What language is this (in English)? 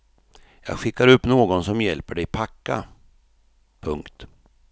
Swedish